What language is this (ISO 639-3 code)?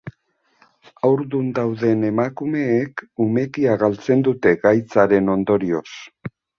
eus